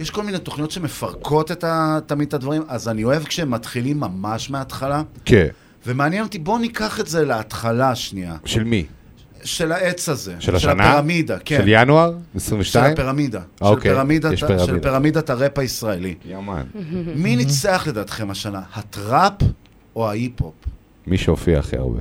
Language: Hebrew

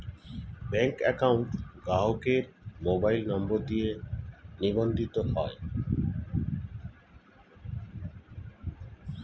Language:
Bangla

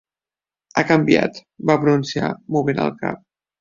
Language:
Catalan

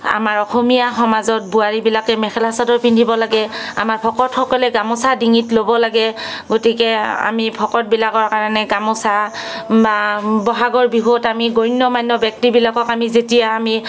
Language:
Assamese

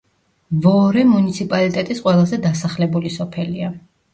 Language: Georgian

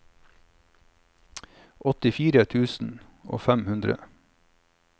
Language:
Norwegian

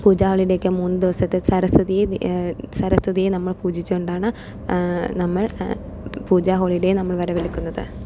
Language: Malayalam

